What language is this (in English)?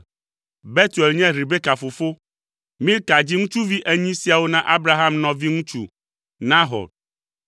Ewe